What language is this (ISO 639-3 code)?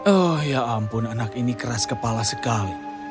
ind